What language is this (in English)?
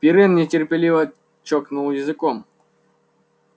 Russian